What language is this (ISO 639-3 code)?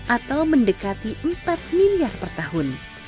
ind